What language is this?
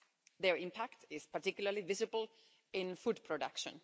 English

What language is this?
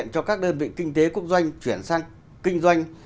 Vietnamese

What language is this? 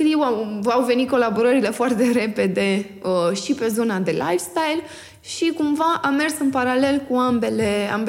Romanian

